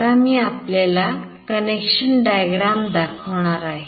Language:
Marathi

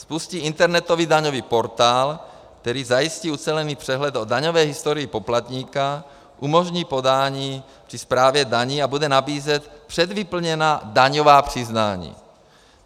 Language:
Czech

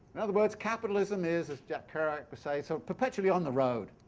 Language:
English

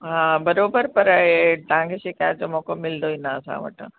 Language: Sindhi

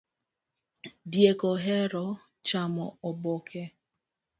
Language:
Luo (Kenya and Tanzania)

